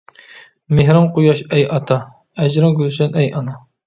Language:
Uyghur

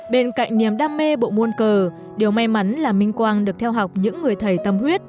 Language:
Vietnamese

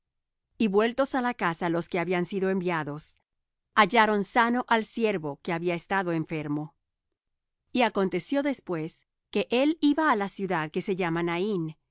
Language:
Spanish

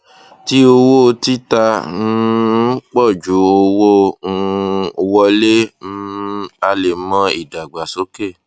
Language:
Yoruba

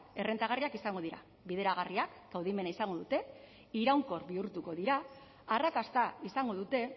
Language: Basque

